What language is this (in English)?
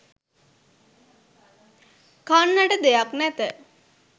Sinhala